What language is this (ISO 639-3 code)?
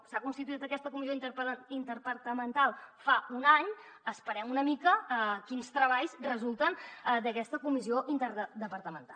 cat